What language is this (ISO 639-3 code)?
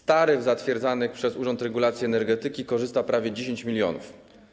pol